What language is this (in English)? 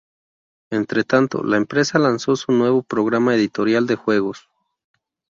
Spanish